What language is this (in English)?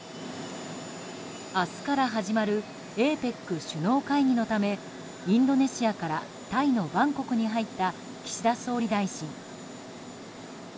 Japanese